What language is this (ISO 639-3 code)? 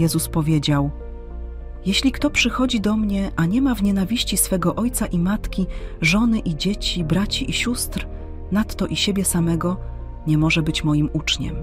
pol